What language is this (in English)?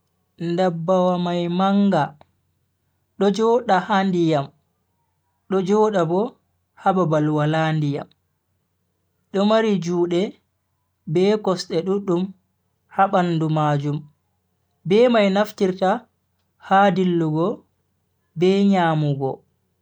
Bagirmi Fulfulde